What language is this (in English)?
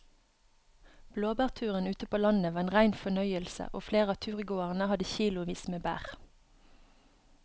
Norwegian